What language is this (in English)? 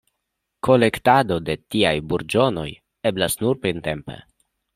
Esperanto